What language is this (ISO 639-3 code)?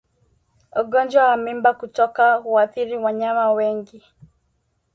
swa